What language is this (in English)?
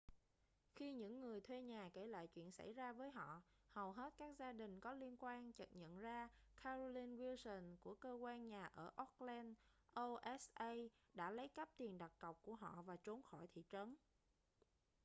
Vietnamese